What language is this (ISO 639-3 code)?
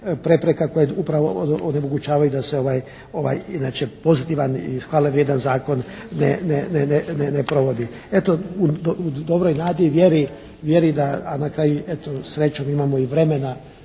hrv